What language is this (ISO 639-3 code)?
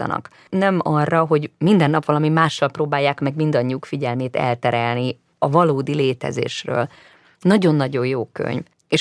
hun